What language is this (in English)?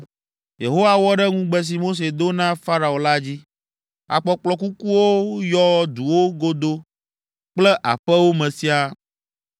Ewe